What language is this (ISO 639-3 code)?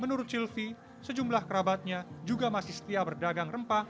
ind